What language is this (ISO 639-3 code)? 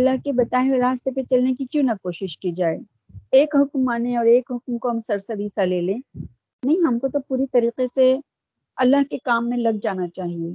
urd